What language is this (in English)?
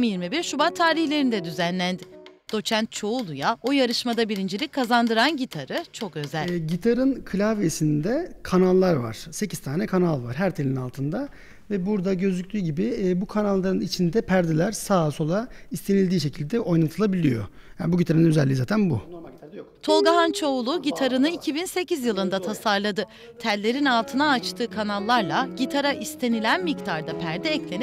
Turkish